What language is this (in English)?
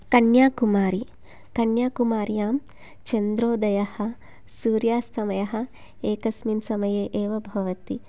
Sanskrit